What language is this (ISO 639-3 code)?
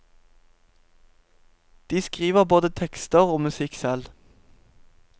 nor